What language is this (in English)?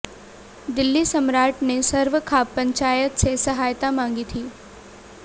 Hindi